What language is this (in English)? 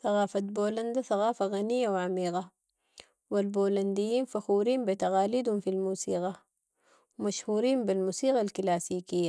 Sudanese Arabic